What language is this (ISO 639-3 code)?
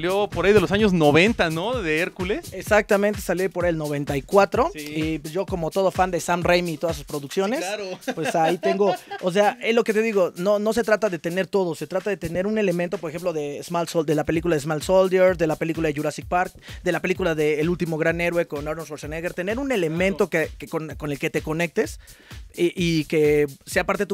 spa